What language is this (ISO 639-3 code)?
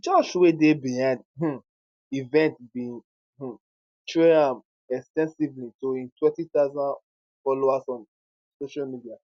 pcm